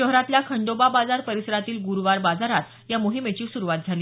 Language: Marathi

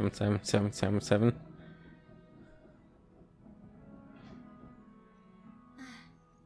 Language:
German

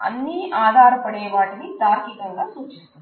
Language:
Telugu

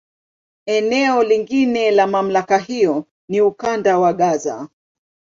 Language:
Swahili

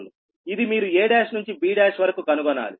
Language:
Telugu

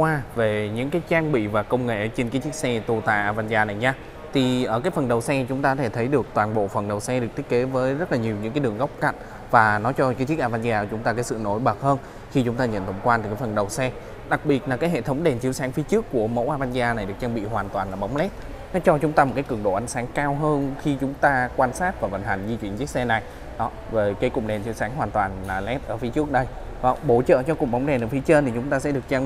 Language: Vietnamese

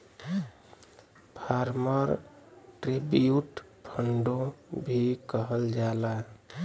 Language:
Bhojpuri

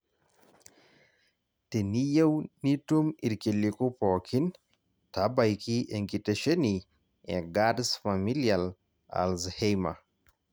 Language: Masai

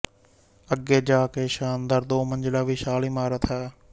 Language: Punjabi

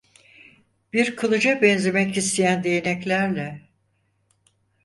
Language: Turkish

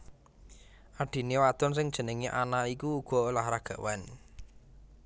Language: Javanese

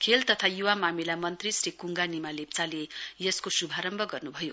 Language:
Nepali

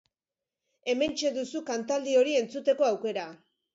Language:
Basque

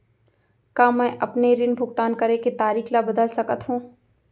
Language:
Chhattisgarhi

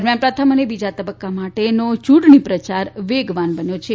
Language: Gujarati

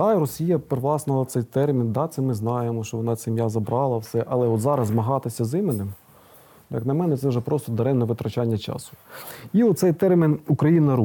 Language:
Ukrainian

